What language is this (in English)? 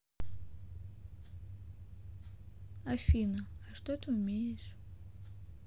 Russian